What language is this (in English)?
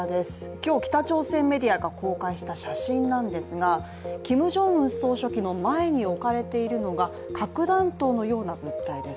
Japanese